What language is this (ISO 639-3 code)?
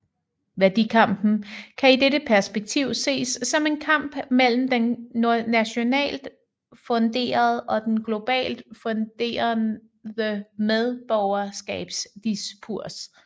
dan